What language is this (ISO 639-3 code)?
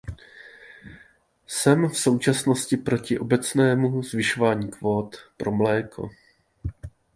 ces